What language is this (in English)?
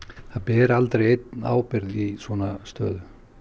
Icelandic